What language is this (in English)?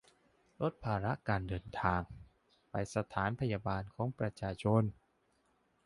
Thai